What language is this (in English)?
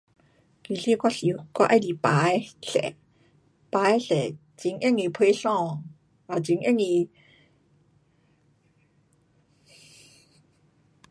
Pu-Xian Chinese